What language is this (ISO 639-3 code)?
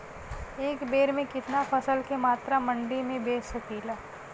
bho